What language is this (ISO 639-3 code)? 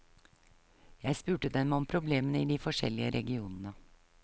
nor